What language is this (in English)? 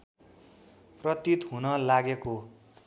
Nepali